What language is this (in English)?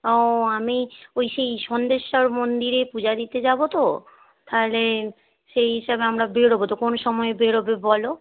Bangla